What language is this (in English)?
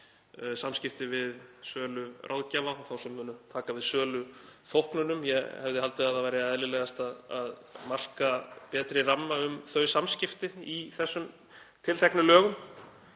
Icelandic